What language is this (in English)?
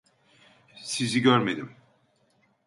Turkish